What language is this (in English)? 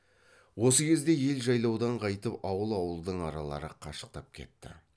Kazakh